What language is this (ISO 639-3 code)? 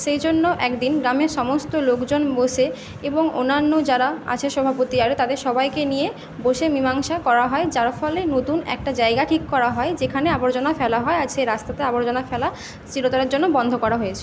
ben